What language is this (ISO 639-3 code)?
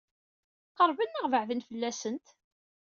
kab